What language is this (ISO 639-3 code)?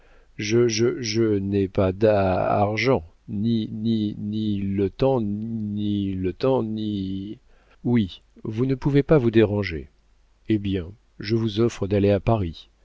fra